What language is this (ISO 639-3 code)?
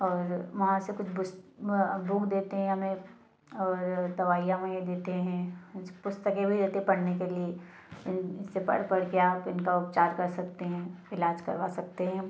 hin